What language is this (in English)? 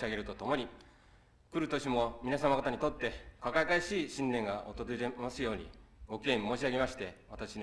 Japanese